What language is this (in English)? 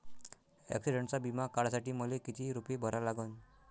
Marathi